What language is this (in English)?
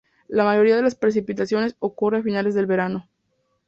Spanish